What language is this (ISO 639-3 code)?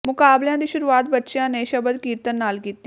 pan